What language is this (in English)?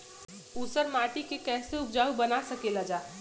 Bhojpuri